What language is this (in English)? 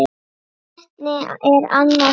Icelandic